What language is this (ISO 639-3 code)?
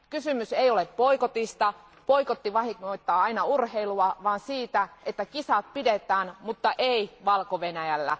fin